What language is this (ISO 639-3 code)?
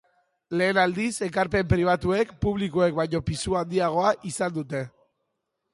eus